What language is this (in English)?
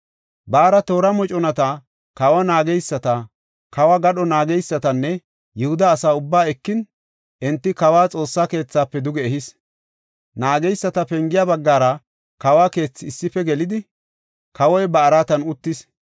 Gofa